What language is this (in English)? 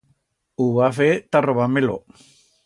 Aragonese